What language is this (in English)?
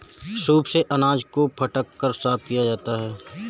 Hindi